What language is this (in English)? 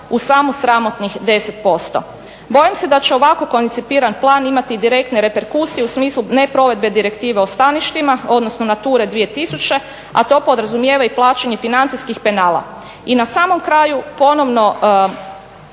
Croatian